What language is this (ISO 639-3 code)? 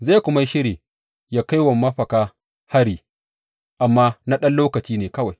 hau